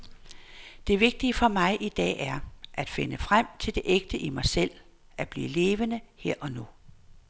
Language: Danish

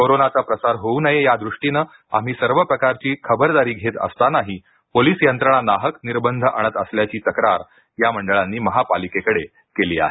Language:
Marathi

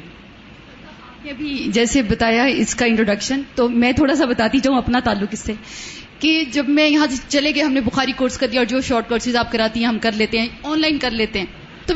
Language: Urdu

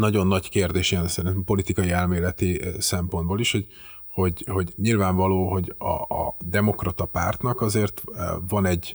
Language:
Hungarian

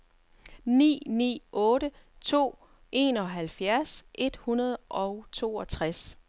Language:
Danish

